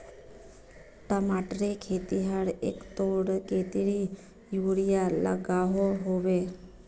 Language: Magahi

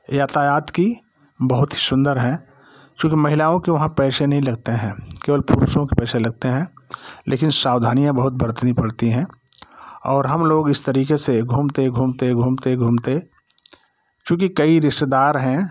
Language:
Hindi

